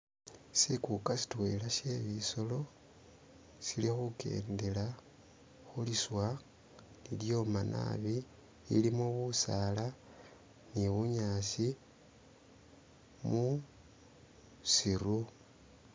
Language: Masaaba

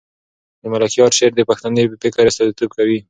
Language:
Pashto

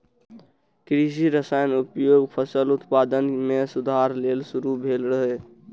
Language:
Maithili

